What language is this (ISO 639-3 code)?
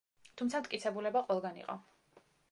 kat